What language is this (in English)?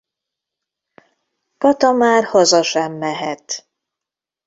Hungarian